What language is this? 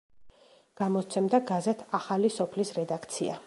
Georgian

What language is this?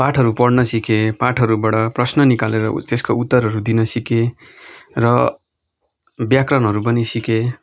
Nepali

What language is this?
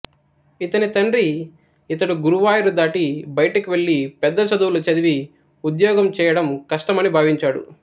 Telugu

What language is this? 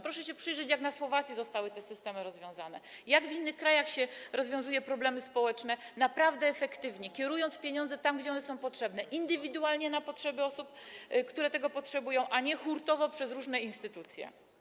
Polish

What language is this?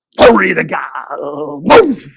English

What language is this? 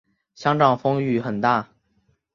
Chinese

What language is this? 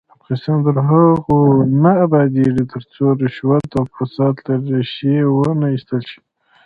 Pashto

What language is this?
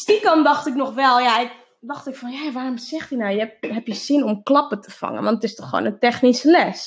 Dutch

